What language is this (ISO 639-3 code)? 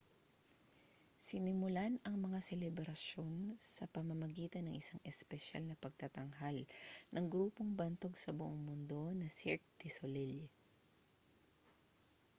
fil